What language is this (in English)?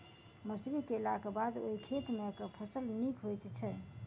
Maithili